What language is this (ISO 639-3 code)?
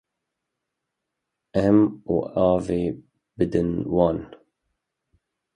kur